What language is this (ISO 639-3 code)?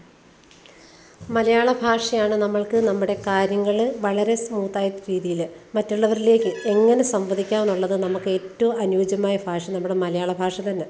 mal